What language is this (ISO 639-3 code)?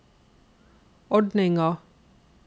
nor